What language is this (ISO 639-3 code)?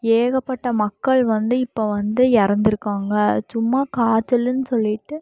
tam